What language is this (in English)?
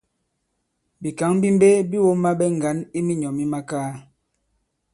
Bankon